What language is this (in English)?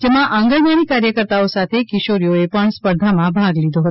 Gujarati